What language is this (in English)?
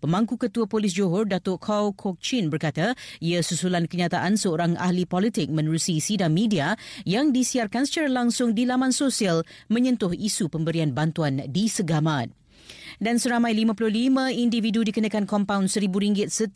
Malay